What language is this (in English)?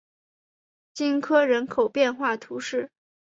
Chinese